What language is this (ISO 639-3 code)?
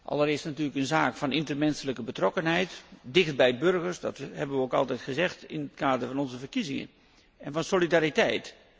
nld